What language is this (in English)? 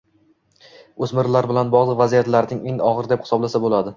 Uzbek